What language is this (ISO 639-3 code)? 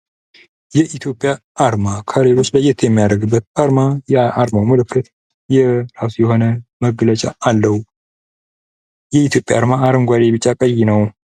amh